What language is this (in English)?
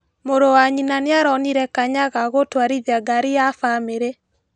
Kikuyu